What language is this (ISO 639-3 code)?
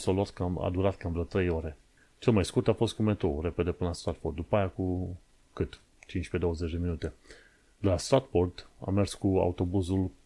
ron